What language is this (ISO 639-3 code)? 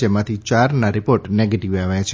guj